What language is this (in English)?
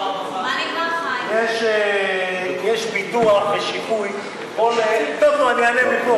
Hebrew